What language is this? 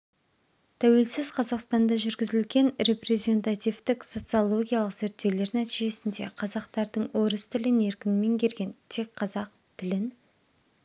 Kazakh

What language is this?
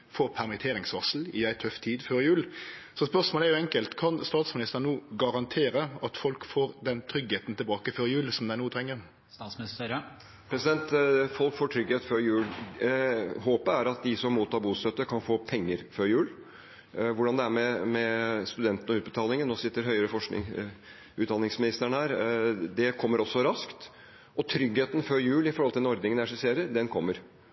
Norwegian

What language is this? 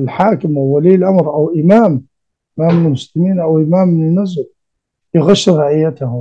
Arabic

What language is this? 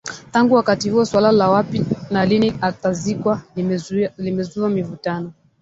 Swahili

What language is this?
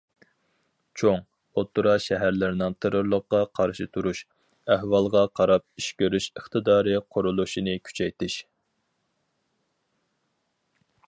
Uyghur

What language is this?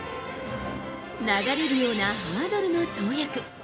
Japanese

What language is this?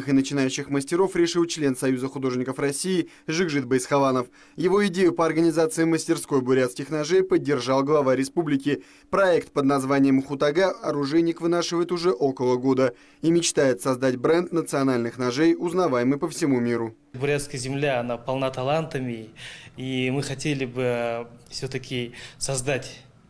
Russian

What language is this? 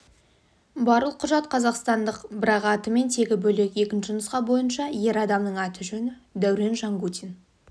Kazakh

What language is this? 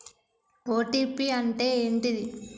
Telugu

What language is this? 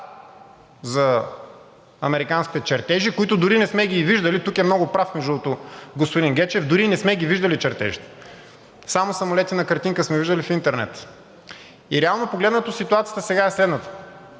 Bulgarian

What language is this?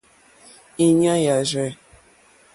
Mokpwe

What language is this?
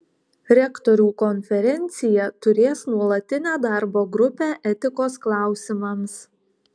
Lithuanian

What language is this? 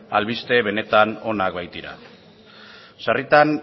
Basque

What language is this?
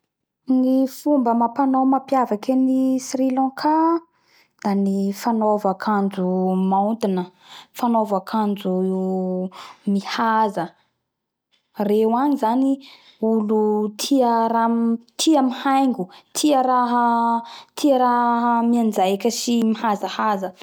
Bara Malagasy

